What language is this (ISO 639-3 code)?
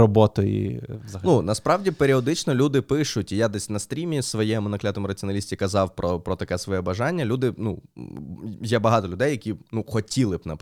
ukr